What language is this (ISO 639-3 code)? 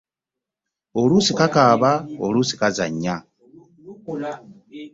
lug